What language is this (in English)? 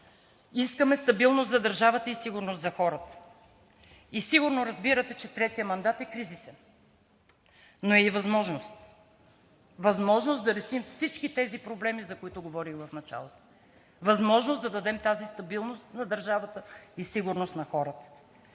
Bulgarian